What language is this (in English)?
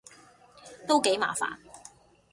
Cantonese